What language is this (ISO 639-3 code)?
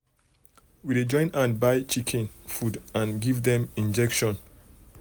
pcm